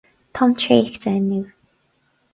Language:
Irish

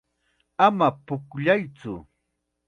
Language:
Chiquián Ancash Quechua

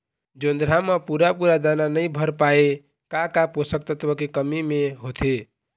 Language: Chhattisgarhi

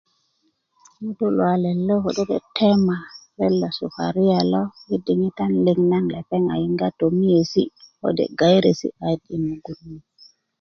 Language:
Kuku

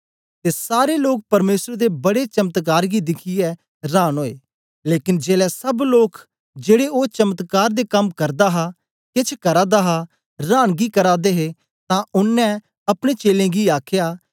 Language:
Dogri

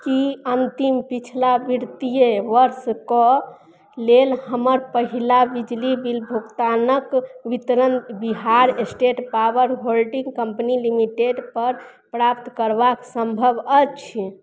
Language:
Maithili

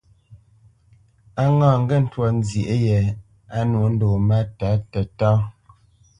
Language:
Bamenyam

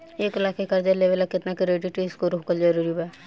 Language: Bhojpuri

